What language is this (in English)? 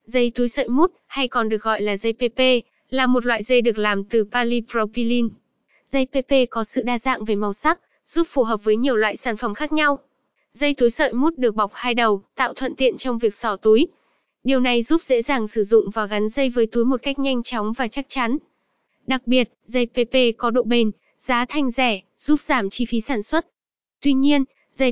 Vietnamese